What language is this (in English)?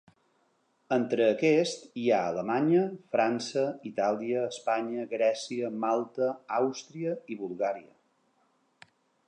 Catalan